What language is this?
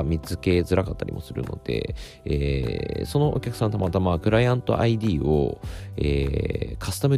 Japanese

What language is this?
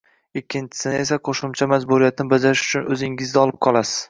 Uzbek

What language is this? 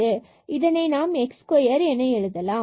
Tamil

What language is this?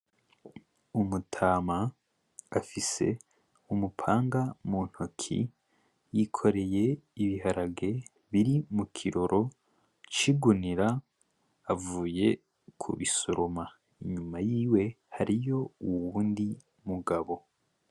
Rundi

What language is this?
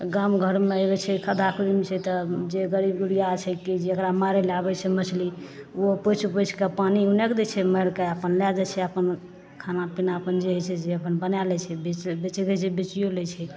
Maithili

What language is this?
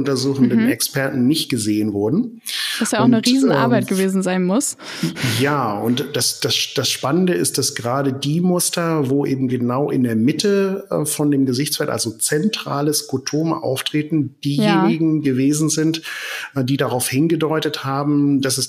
German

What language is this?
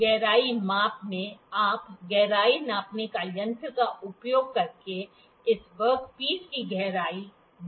Hindi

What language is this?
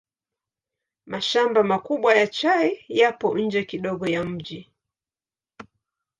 Swahili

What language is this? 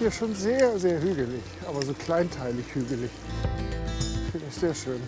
German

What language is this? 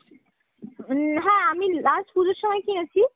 Bangla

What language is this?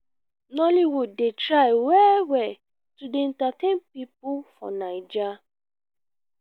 Nigerian Pidgin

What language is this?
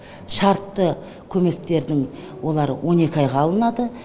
Kazakh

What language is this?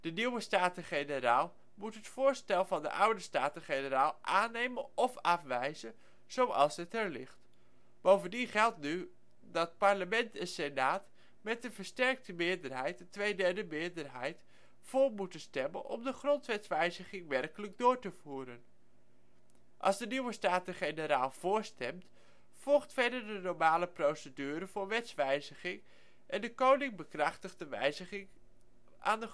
Dutch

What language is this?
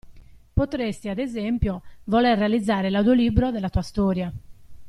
Italian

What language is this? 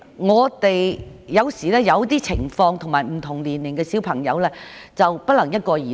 Cantonese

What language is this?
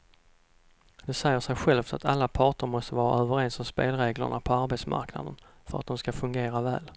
Swedish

